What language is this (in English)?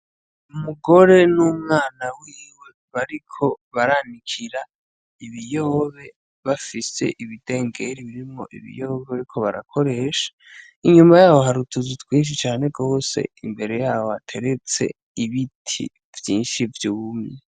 Rundi